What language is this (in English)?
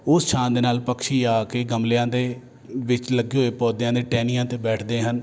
Punjabi